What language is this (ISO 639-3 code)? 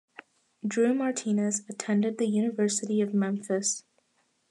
eng